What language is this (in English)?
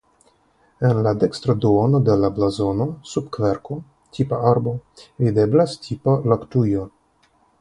Esperanto